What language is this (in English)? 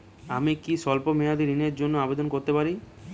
Bangla